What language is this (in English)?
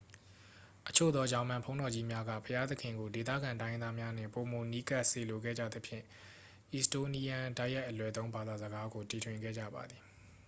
Burmese